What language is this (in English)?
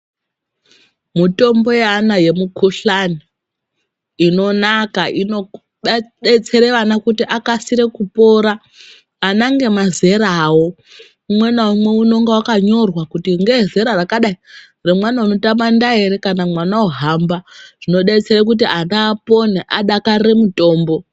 Ndau